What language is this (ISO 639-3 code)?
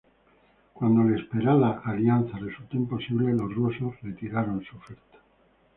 spa